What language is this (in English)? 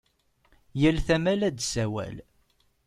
Kabyle